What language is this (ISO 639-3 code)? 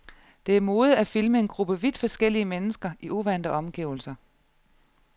dan